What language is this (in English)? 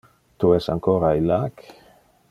Interlingua